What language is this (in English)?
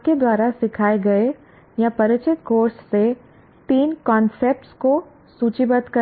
Hindi